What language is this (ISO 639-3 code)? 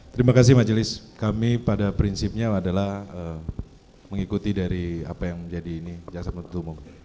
ind